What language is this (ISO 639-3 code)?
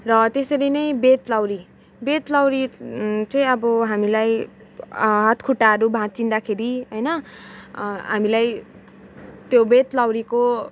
nep